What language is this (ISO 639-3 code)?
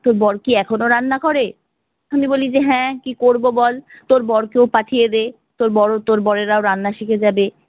ben